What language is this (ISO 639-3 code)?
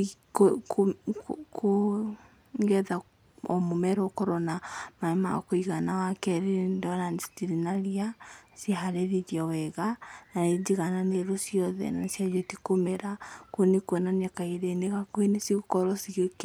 kik